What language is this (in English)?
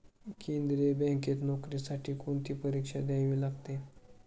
Marathi